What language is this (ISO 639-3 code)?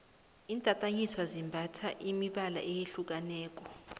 nbl